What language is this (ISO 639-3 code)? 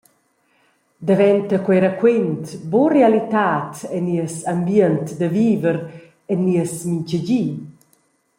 roh